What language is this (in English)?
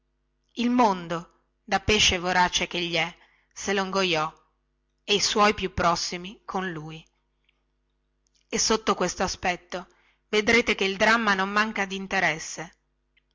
Italian